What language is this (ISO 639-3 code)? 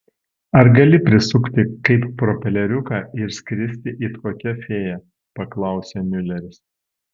lit